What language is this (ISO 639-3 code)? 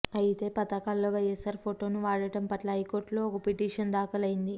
tel